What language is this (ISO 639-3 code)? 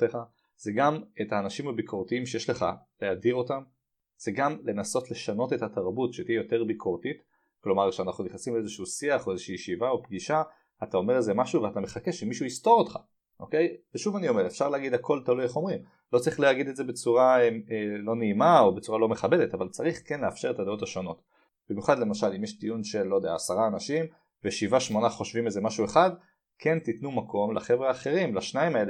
heb